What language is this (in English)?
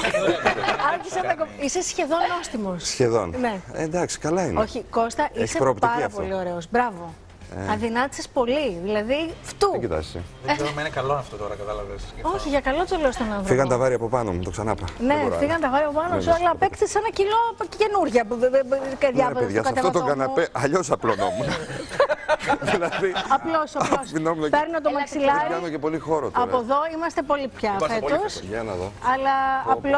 Greek